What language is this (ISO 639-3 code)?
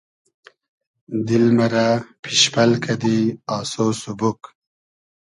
haz